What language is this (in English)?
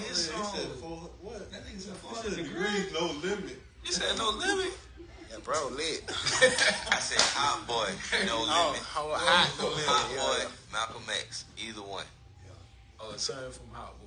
English